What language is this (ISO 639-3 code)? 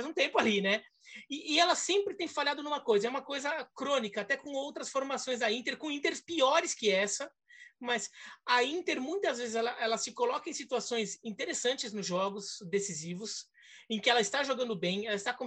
por